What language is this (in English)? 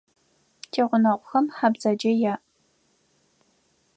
Adyghe